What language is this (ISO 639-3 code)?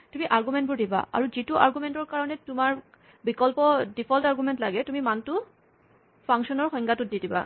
asm